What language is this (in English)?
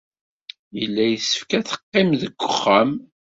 Kabyle